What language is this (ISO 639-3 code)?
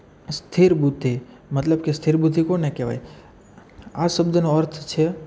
guj